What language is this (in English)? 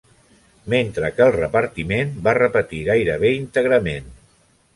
Catalan